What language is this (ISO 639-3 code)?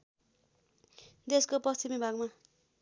nep